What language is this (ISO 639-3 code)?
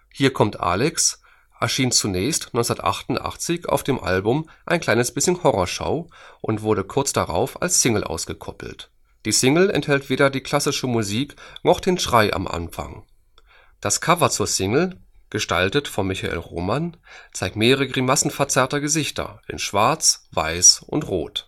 deu